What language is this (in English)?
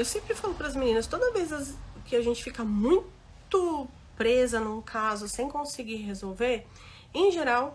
Portuguese